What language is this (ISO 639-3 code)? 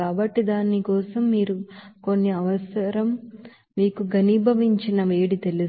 tel